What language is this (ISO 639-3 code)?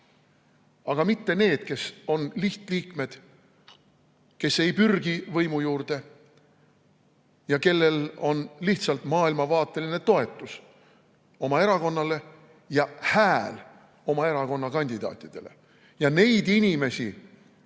est